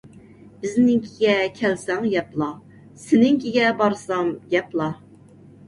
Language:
Uyghur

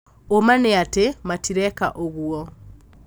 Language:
Kikuyu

